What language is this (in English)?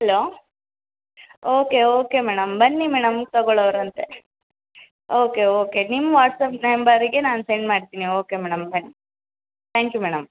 Kannada